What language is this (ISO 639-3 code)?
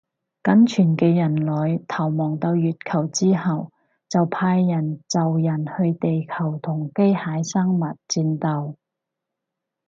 yue